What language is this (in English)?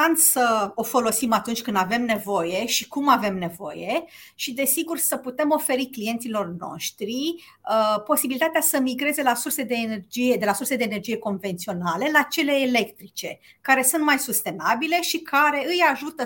Romanian